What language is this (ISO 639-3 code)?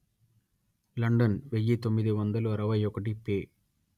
tel